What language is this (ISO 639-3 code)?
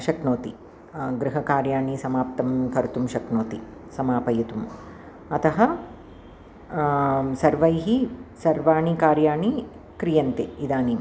san